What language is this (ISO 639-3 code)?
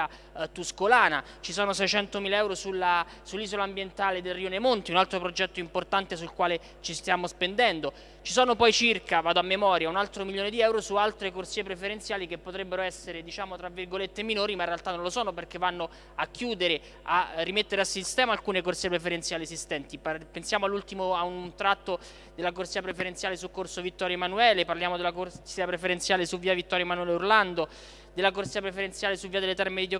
ita